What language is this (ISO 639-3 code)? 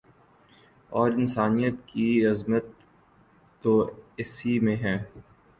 urd